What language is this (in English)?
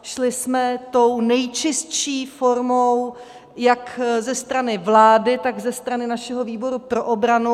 Czech